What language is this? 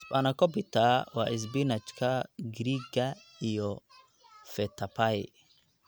Somali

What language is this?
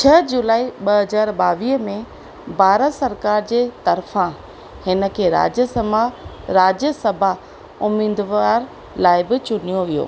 Sindhi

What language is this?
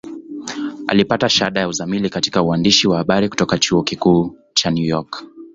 Swahili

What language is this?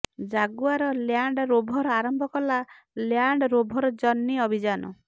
Odia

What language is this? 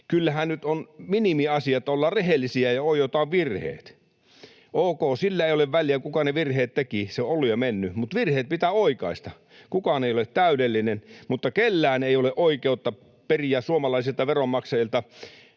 Finnish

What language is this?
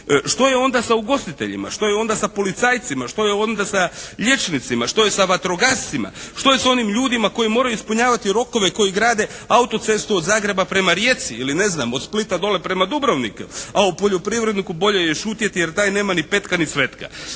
Croatian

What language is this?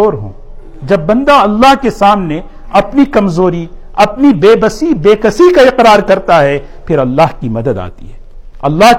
Urdu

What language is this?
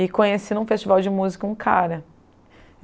Portuguese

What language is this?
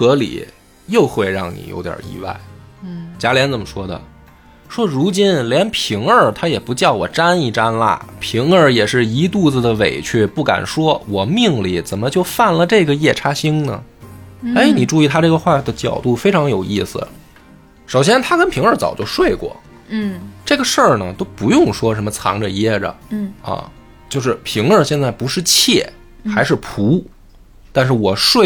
Chinese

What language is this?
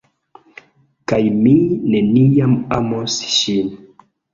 Esperanto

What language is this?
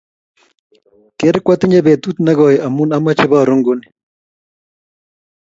Kalenjin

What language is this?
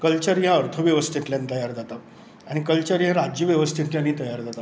Konkani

